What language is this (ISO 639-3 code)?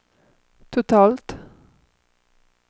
swe